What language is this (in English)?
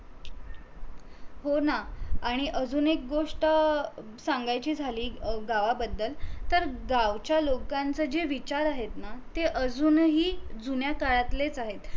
Marathi